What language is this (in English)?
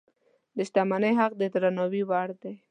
Pashto